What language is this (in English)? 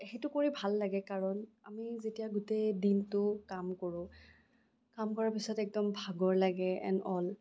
Assamese